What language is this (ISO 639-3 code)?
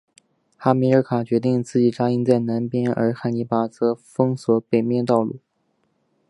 zho